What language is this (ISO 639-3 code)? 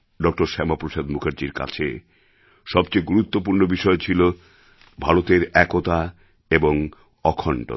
ben